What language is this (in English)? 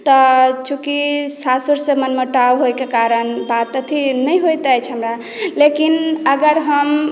Maithili